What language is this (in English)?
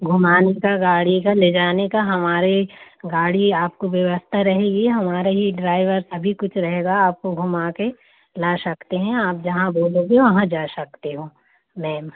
Hindi